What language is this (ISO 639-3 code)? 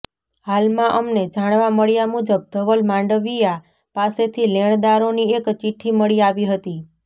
guj